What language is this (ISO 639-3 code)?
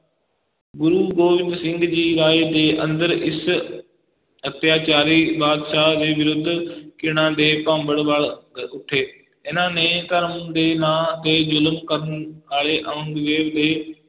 pan